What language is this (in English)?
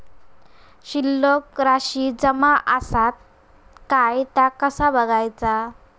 Marathi